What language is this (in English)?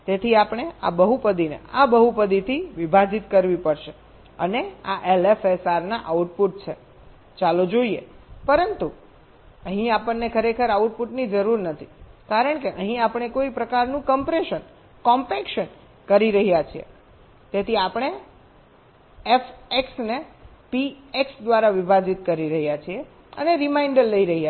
Gujarati